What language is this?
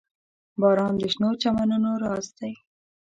Pashto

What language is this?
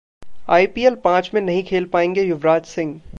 Hindi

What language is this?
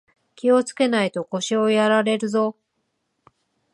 Japanese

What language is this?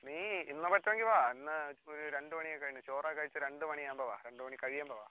Malayalam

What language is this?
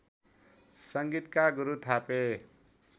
Nepali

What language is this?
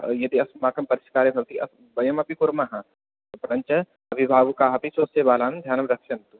Sanskrit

